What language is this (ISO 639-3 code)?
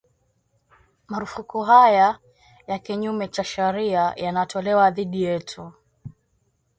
swa